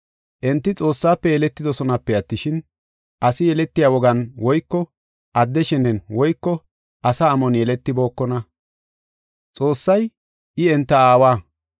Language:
Gofa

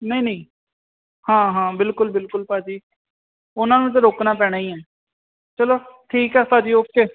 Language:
Punjabi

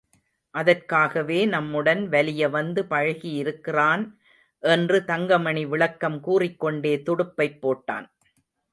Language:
Tamil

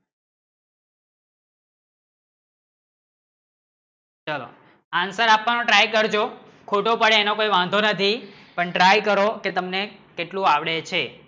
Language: Gujarati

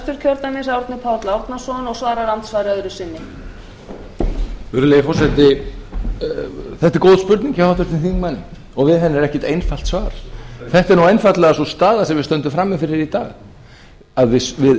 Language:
Icelandic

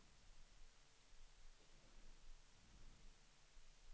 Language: Swedish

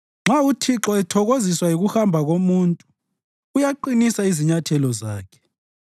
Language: North Ndebele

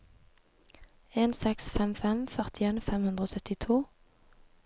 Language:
Norwegian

